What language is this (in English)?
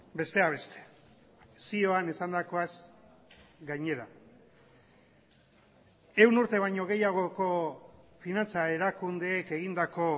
Basque